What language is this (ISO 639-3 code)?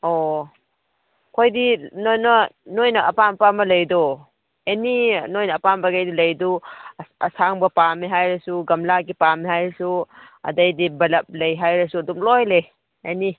mni